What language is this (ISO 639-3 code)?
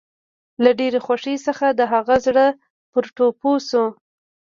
pus